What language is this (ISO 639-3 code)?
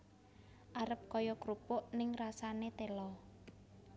jav